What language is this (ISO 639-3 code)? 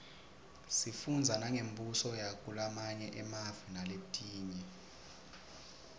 ssw